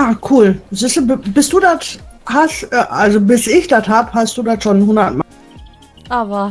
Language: German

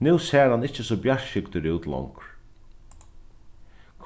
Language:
Faroese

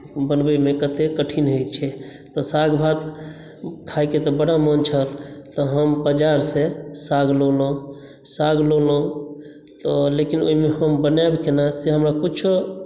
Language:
Maithili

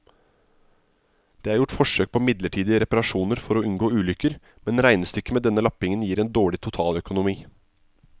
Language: Norwegian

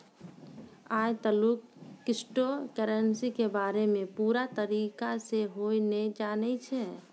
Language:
Maithili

